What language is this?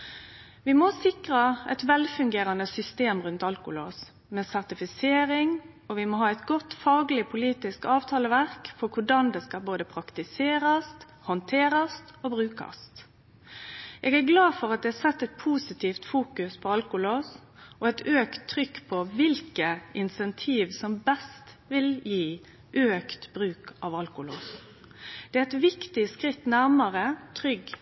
Norwegian Nynorsk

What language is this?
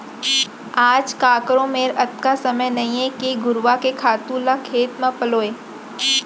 Chhattisgarhi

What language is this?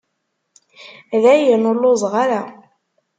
Kabyle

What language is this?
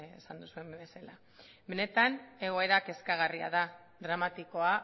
Basque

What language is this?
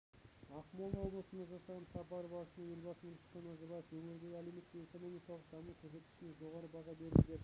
Kazakh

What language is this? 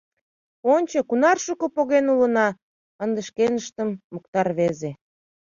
Mari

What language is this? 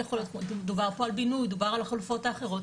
Hebrew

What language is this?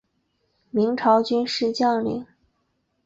Chinese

